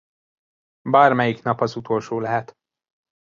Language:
Hungarian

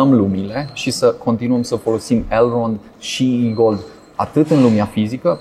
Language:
Romanian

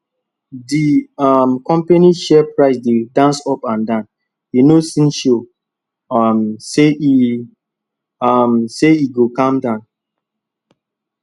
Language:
Nigerian Pidgin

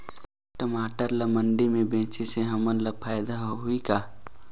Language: Chhattisgarhi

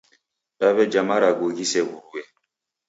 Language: Taita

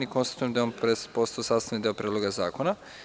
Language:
Serbian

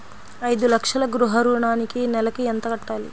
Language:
Telugu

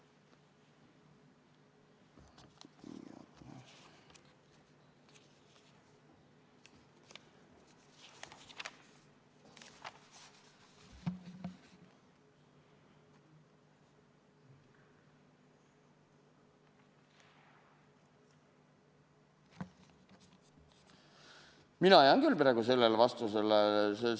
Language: Estonian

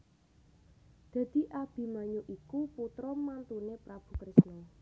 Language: Javanese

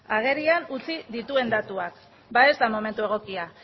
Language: Basque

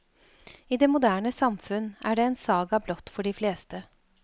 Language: Norwegian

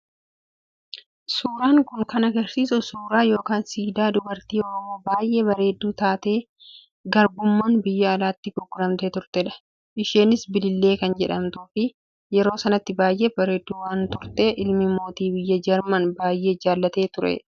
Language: Oromo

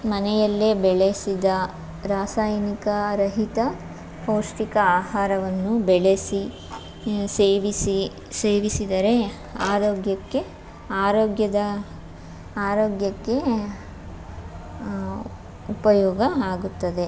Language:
Kannada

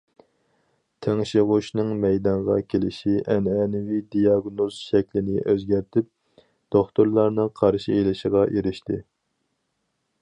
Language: Uyghur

